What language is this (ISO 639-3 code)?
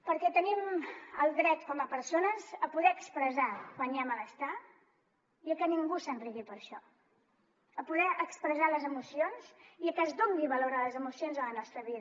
cat